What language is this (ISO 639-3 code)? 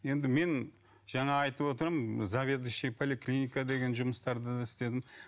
kaz